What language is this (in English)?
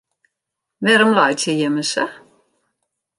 Western Frisian